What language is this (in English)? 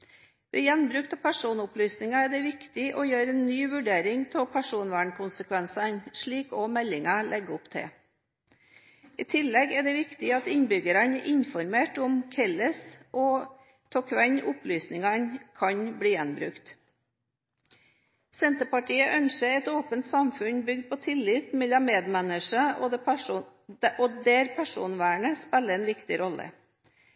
Norwegian Bokmål